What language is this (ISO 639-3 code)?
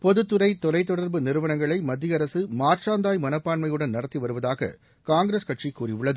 tam